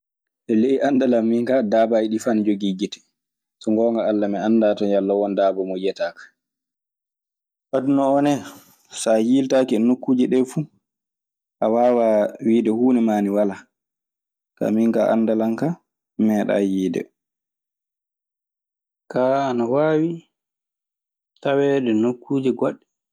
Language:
Maasina Fulfulde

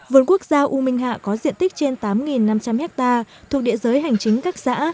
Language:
Vietnamese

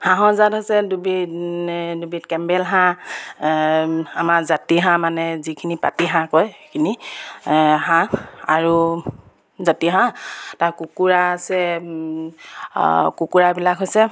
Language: Assamese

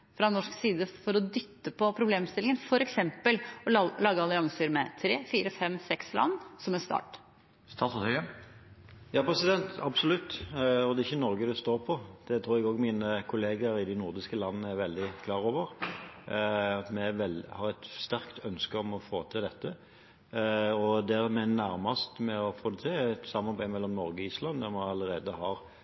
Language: Norwegian Bokmål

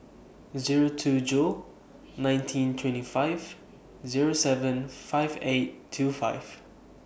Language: English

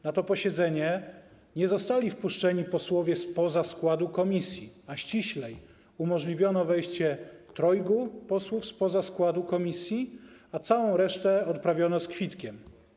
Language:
Polish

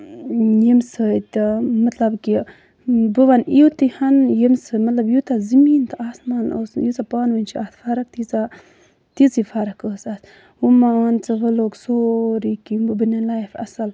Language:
Kashmiri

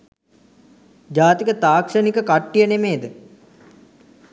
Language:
Sinhala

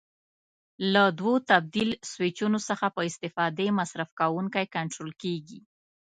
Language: Pashto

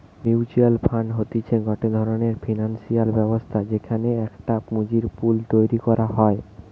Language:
Bangla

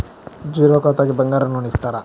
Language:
Telugu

